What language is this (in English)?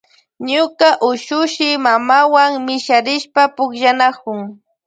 Loja Highland Quichua